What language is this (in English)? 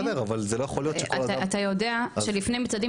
Hebrew